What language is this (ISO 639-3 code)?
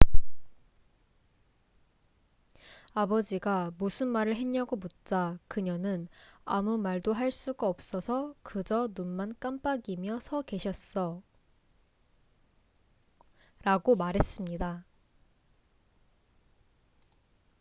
kor